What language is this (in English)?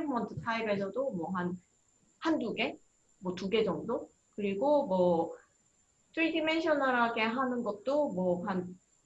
Korean